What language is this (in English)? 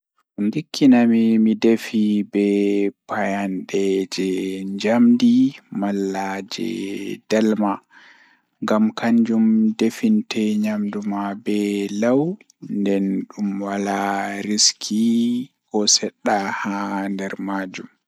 Fula